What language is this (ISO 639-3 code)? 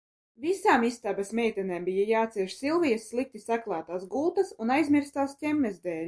lav